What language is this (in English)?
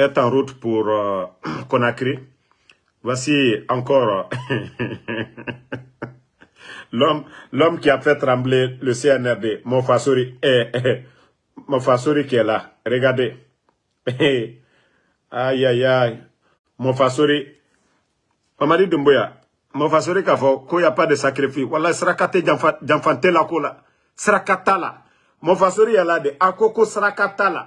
French